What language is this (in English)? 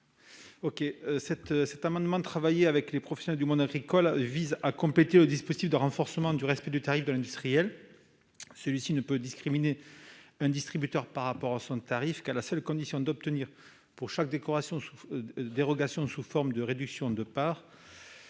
French